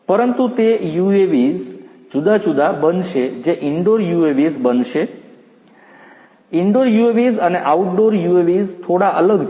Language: Gujarati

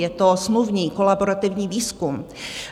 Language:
Czech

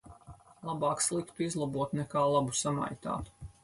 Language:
Latvian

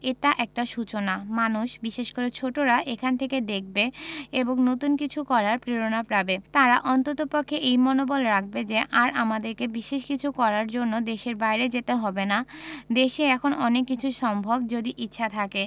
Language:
Bangla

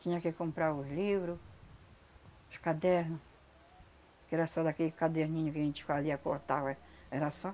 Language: Portuguese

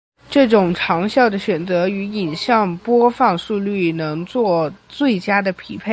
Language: Chinese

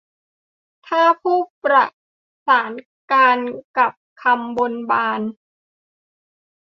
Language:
Thai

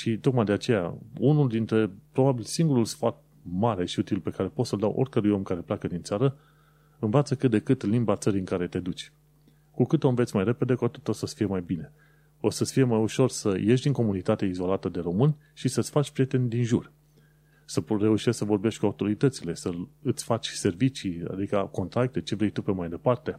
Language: Romanian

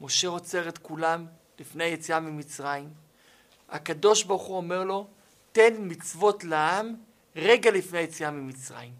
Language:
Hebrew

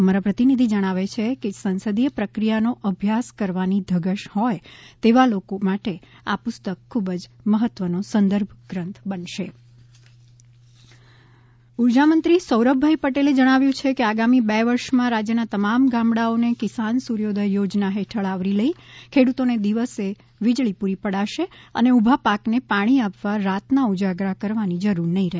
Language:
Gujarati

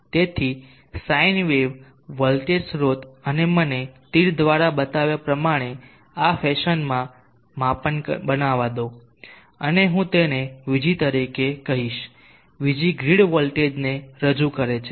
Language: Gujarati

